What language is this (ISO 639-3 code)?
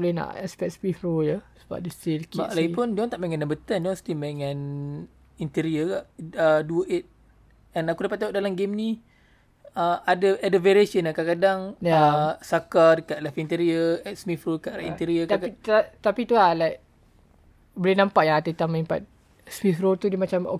msa